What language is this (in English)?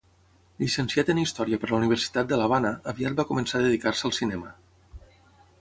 Catalan